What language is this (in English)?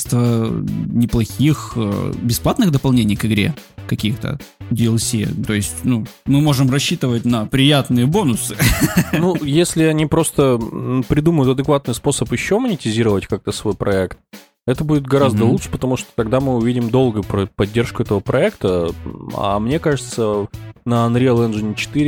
Russian